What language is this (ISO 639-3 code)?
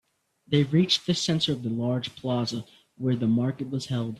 eng